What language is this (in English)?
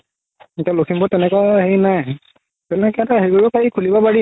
Assamese